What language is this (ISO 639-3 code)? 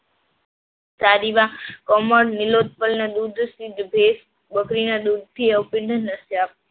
guj